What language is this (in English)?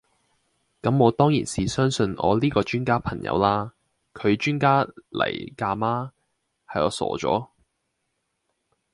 Cantonese